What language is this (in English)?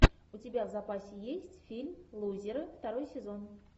Russian